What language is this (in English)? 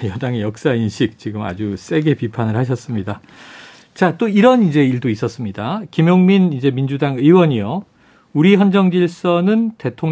Korean